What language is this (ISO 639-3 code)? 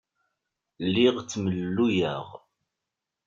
kab